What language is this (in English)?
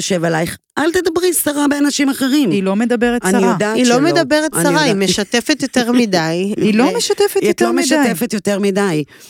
Hebrew